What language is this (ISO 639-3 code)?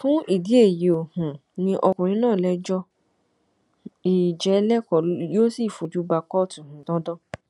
yor